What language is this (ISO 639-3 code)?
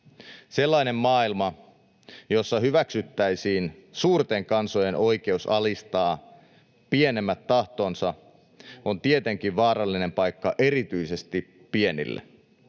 fin